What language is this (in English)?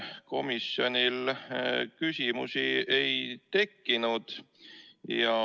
Estonian